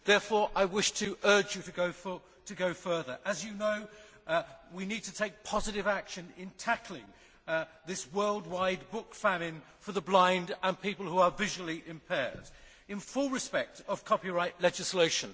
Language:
English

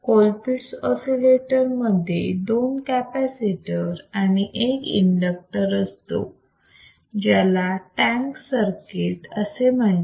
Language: Marathi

